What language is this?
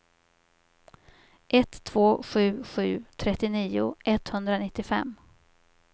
Swedish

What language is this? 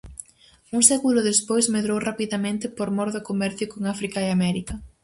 Galician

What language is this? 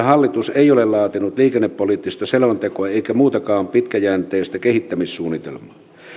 Finnish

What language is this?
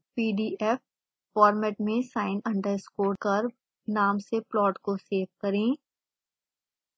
Hindi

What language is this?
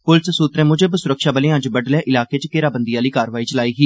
Dogri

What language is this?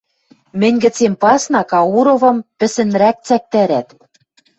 Western Mari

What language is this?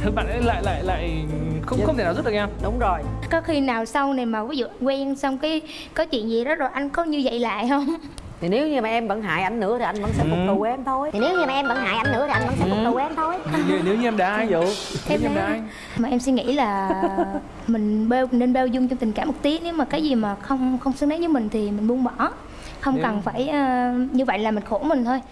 Vietnamese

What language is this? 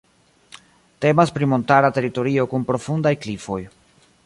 Esperanto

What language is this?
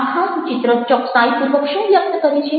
Gujarati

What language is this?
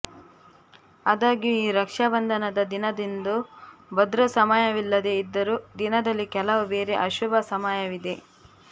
Kannada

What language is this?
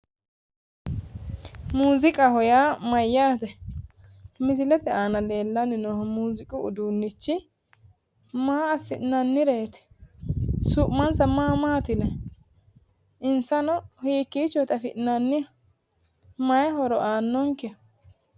Sidamo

